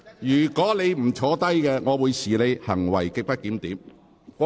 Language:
Cantonese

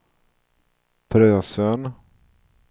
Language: Swedish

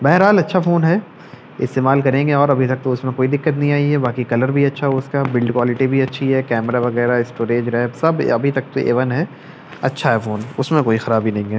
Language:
Urdu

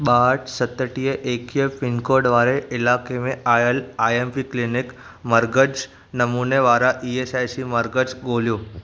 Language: Sindhi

